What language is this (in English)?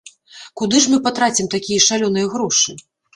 Belarusian